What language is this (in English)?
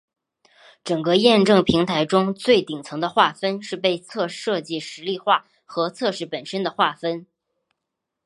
Chinese